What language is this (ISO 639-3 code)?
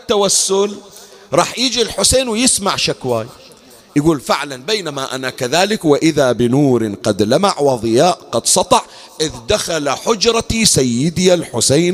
ara